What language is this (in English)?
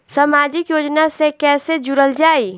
Bhojpuri